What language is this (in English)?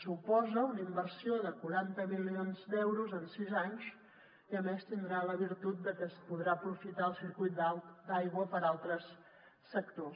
Catalan